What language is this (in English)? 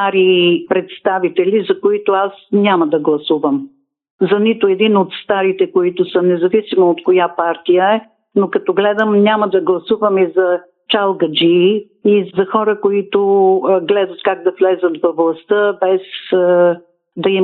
Bulgarian